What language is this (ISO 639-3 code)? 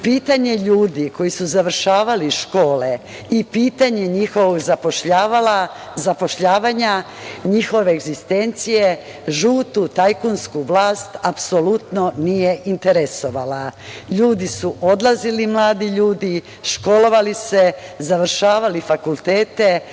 srp